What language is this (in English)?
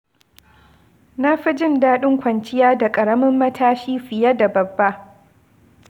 Hausa